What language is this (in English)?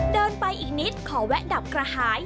Thai